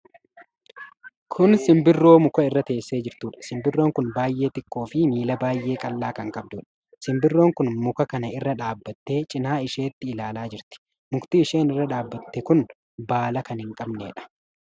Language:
Oromo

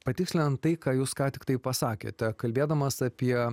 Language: Lithuanian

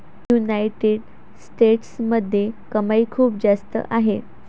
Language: Marathi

